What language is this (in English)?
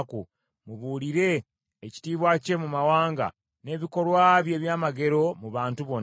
Ganda